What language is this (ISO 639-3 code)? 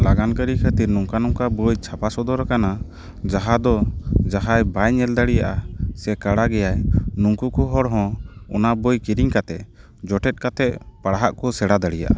sat